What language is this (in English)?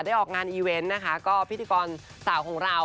Thai